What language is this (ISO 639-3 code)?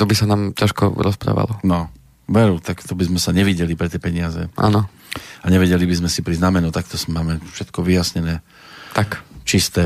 slk